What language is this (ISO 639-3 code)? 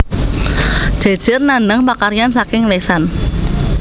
jav